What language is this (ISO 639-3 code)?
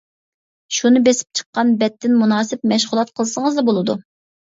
uig